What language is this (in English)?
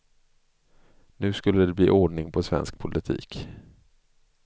Swedish